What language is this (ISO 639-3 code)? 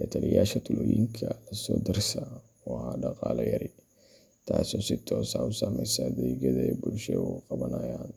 som